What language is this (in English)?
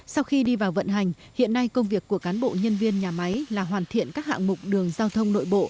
Vietnamese